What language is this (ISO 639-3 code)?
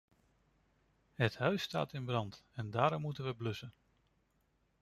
nld